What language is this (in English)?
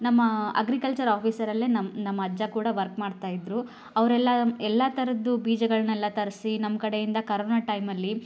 Kannada